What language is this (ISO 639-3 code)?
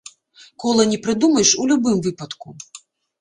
bel